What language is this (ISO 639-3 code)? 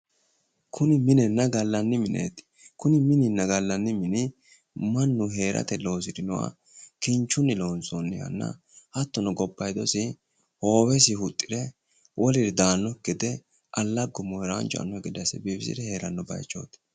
sid